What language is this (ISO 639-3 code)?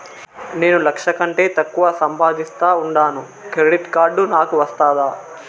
tel